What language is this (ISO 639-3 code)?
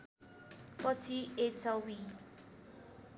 nep